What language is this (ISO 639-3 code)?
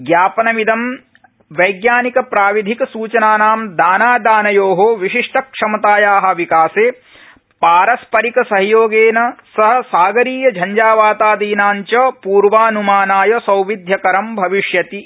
san